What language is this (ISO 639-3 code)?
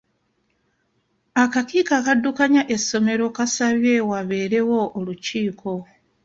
lug